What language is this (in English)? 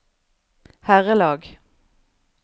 Norwegian